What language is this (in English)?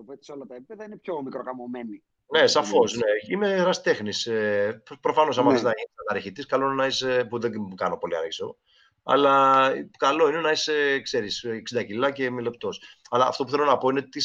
Greek